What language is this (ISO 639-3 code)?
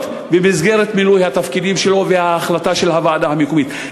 heb